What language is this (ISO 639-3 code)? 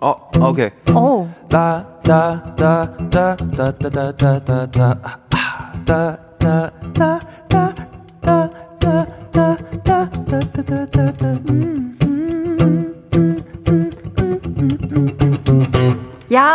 kor